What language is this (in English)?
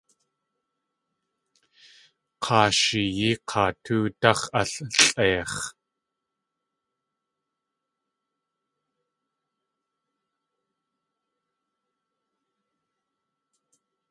Tlingit